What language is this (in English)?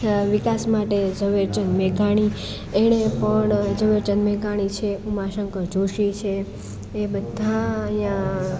Gujarati